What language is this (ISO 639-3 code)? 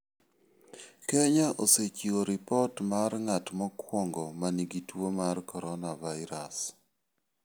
luo